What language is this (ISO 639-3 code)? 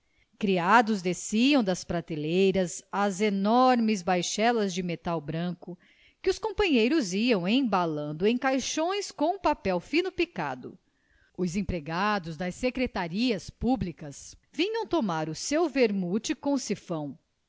por